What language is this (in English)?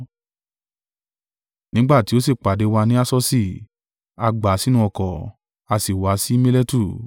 Yoruba